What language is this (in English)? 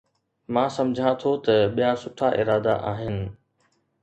Sindhi